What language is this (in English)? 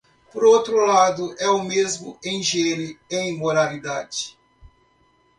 Portuguese